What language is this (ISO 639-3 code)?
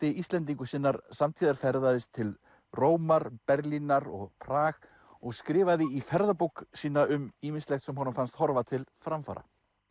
isl